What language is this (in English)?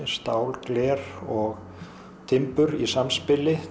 Icelandic